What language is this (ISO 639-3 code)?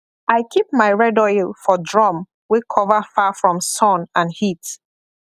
pcm